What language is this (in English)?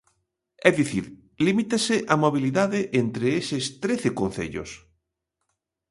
Galician